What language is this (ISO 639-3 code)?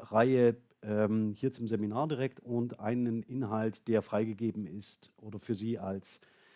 deu